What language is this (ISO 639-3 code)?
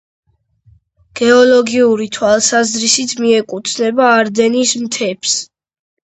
kat